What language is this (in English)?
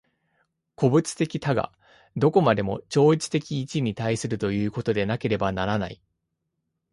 Japanese